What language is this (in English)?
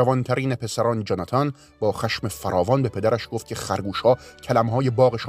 Persian